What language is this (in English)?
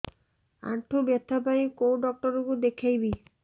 Odia